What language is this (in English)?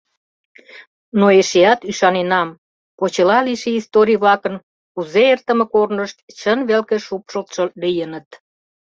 Mari